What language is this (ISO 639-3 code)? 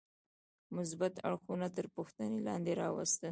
pus